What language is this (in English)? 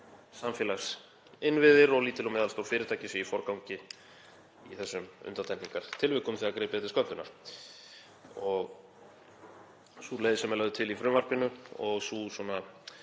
Icelandic